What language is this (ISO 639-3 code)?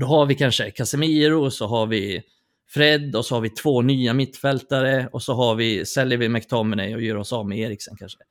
swe